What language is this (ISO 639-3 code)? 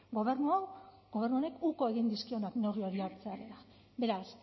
eus